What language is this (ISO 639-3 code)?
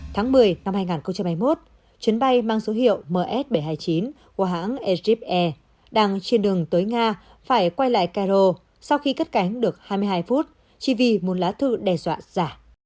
vie